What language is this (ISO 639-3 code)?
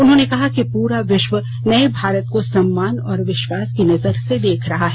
hin